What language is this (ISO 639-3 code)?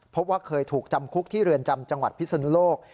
tha